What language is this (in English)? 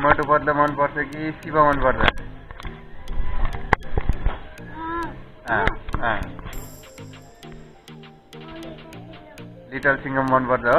Hindi